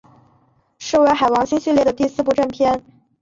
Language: Chinese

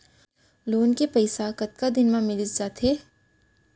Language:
Chhattisgarhi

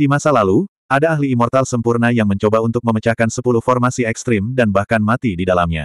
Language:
Indonesian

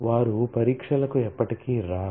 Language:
Telugu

